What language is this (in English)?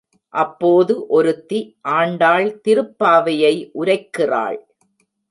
Tamil